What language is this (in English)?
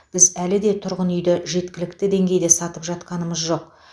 Kazakh